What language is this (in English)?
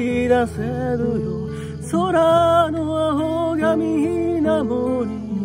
Japanese